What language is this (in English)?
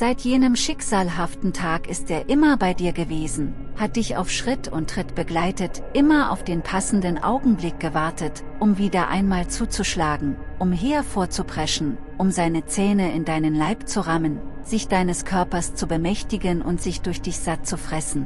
German